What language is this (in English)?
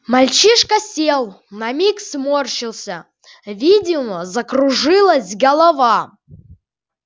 Russian